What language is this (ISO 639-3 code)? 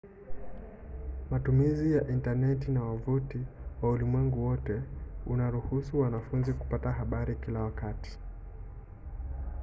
swa